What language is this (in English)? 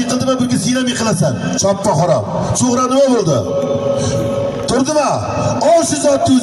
Arabic